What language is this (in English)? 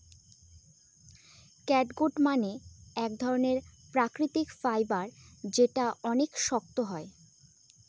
Bangla